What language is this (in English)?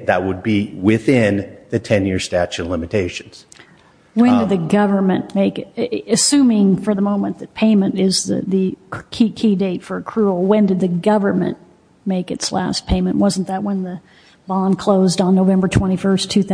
English